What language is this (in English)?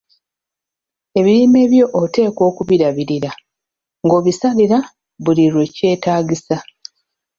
Ganda